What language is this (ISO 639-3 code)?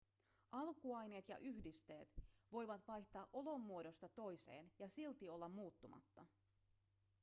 fin